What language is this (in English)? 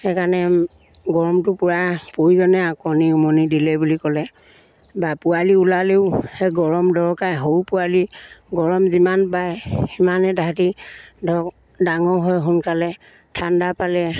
Assamese